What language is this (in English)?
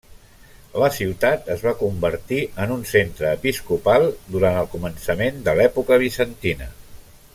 Catalan